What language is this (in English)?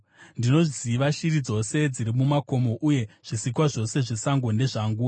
Shona